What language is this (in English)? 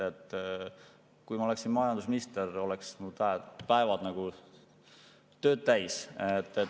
Estonian